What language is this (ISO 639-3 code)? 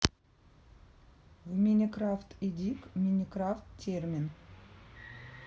rus